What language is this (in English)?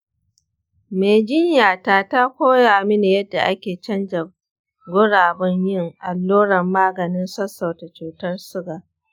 Hausa